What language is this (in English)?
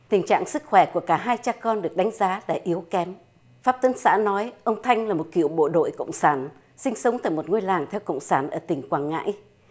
Vietnamese